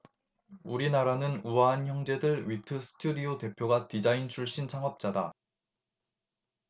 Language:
Korean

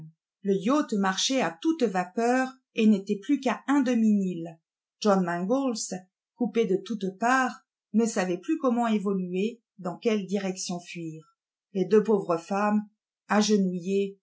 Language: French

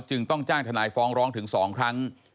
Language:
Thai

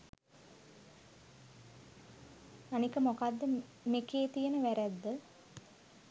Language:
Sinhala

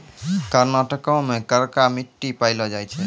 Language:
Maithili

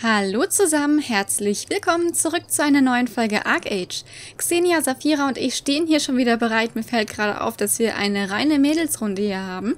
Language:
German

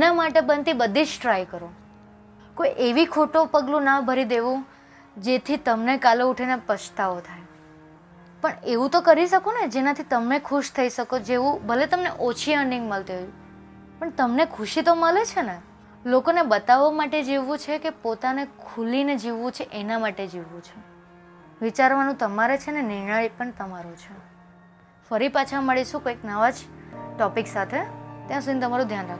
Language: Gujarati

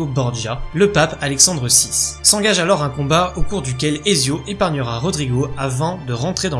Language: French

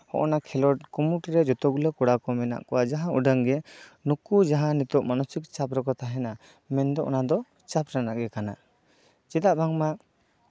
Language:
Santali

